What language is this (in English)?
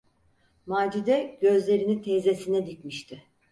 Turkish